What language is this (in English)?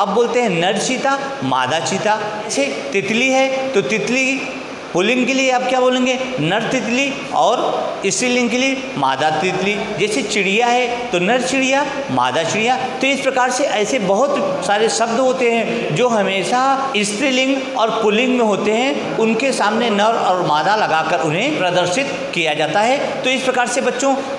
Hindi